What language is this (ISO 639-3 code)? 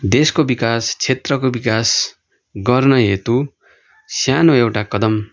nep